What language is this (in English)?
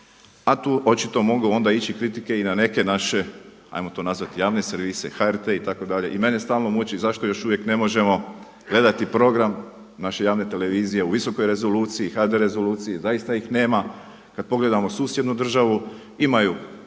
Croatian